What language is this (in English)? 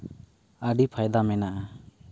Santali